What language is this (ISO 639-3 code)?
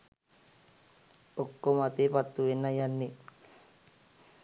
sin